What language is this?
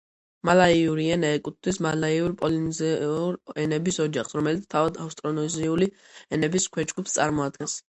Georgian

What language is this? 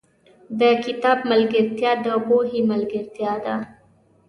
Pashto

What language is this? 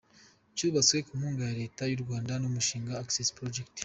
Kinyarwanda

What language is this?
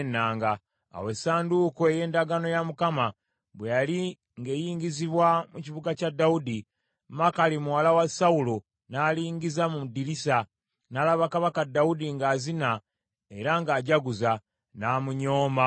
Ganda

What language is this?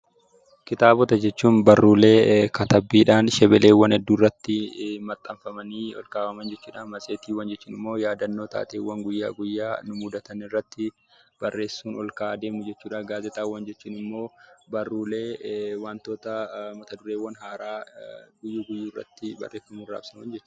Oromo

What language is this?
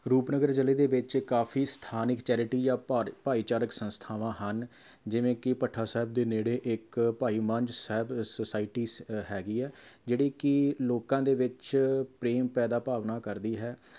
Punjabi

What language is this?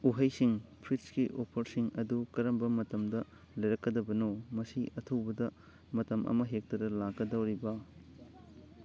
Manipuri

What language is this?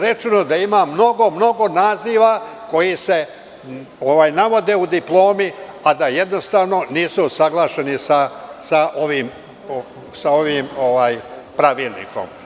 Serbian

